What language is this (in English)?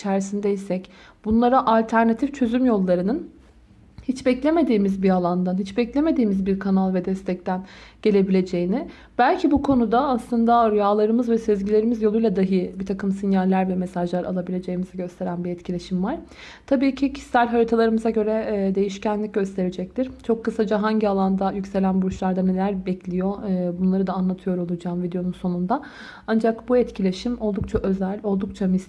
Turkish